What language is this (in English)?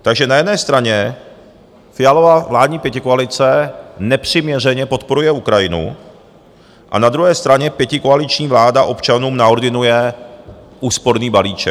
Czech